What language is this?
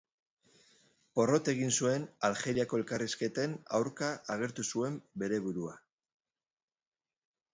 Basque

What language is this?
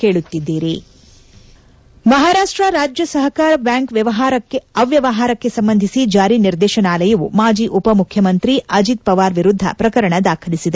Kannada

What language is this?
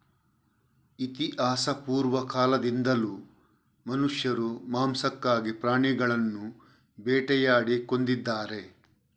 Kannada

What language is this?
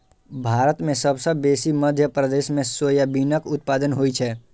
Maithili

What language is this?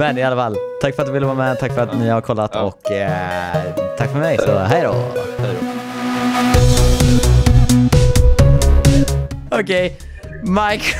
Swedish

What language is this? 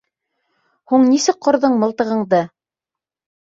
Bashkir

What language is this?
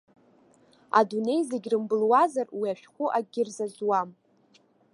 Abkhazian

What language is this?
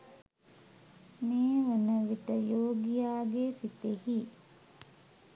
Sinhala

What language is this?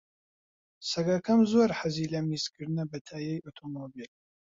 Central Kurdish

